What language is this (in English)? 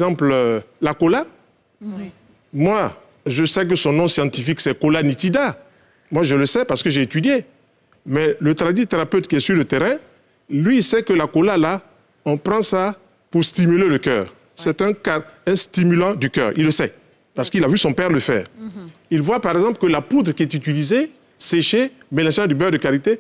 French